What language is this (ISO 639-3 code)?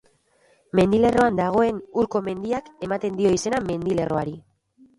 eus